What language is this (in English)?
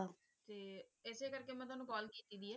Punjabi